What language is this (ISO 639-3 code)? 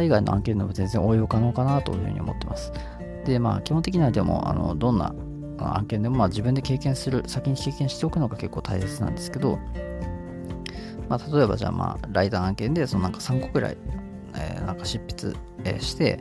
jpn